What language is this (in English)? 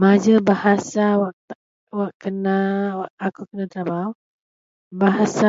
Central Melanau